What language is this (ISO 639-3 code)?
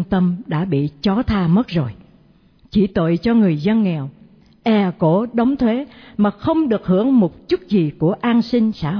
vie